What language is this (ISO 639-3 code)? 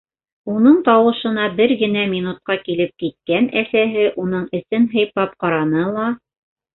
bak